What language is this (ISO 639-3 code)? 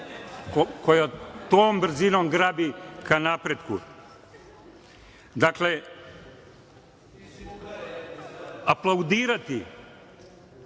srp